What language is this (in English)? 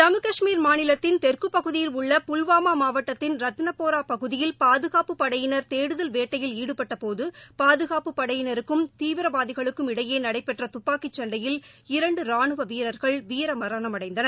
Tamil